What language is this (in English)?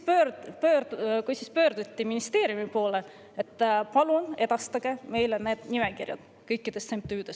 Estonian